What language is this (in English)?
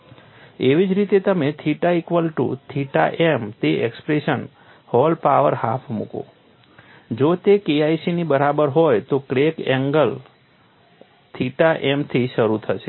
Gujarati